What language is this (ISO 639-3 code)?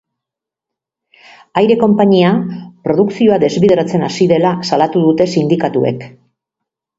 eus